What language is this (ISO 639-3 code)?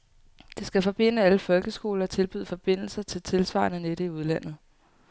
dan